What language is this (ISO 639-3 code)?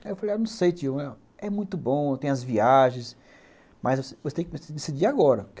por